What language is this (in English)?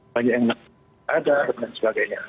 Indonesian